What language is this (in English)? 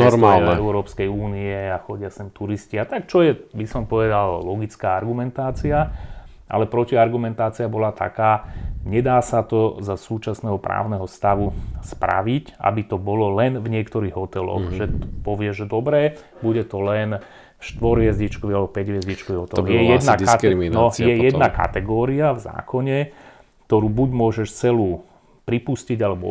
Slovak